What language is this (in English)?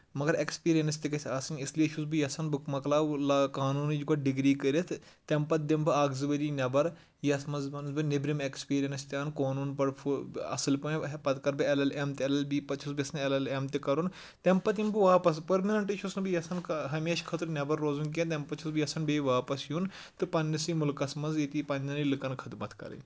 Kashmiri